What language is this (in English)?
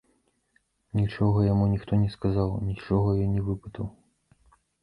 Belarusian